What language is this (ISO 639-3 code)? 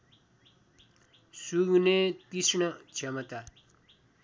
nep